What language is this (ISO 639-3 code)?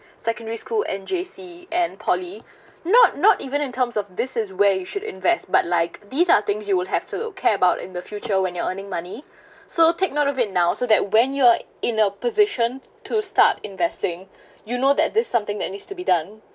eng